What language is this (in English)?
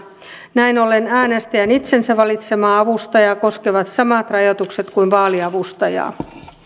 Finnish